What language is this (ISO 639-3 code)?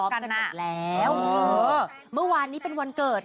tha